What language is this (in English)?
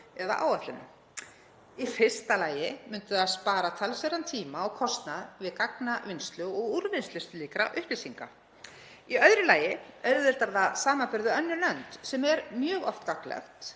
Icelandic